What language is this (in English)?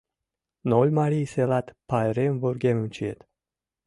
Mari